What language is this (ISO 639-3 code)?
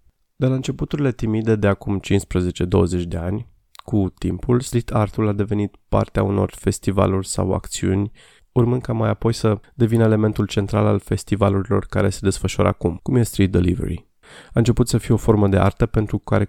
ron